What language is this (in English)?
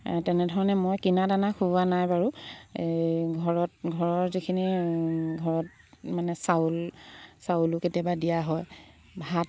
Assamese